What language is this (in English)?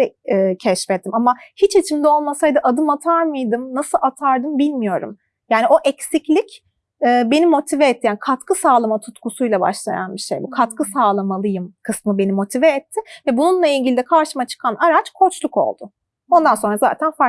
Turkish